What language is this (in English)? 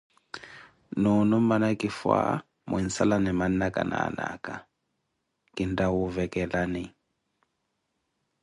Koti